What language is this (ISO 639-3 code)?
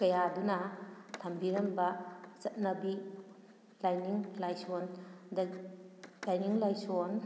mni